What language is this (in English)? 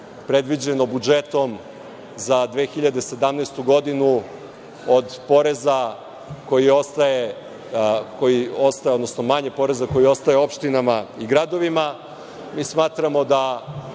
Serbian